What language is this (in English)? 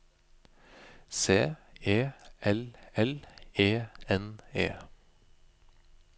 Norwegian